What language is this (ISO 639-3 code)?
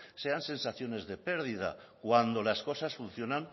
spa